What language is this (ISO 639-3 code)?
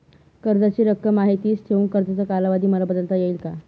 mar